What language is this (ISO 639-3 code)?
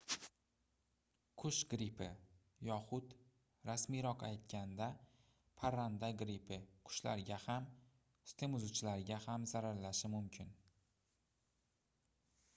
uzb